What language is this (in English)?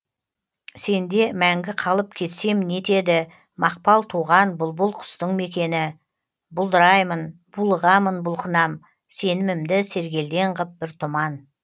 Kazakh